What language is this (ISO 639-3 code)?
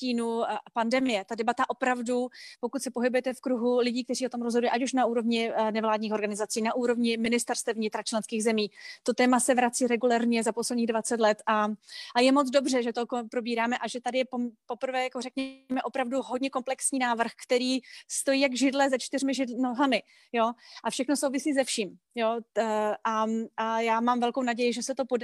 ces